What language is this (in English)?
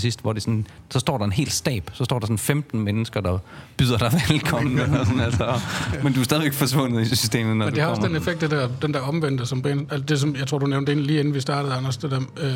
Danish